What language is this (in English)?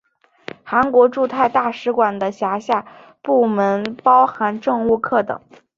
Chinese